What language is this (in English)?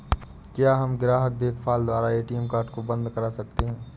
Hindi